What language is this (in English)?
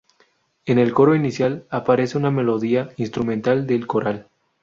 Spanish